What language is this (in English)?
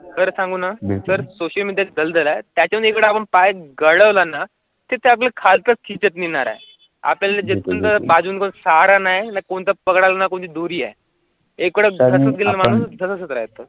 Marathi